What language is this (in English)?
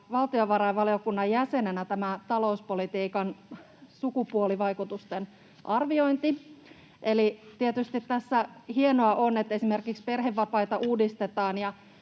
Finnish